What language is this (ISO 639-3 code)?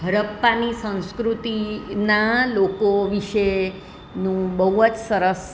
guj